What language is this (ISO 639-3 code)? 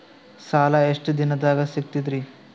kan